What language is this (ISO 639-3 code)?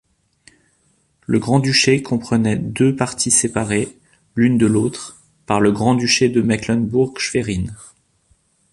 fra